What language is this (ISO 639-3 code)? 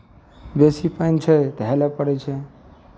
mai